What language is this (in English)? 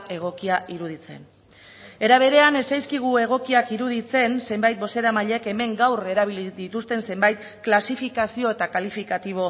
Basque